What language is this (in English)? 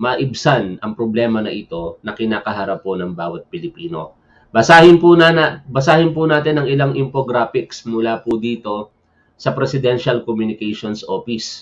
Filipino